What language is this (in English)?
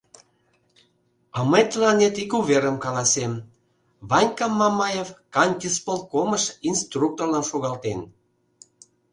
Mari